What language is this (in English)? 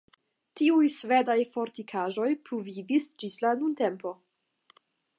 Esperanto